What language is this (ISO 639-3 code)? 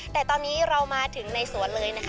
tha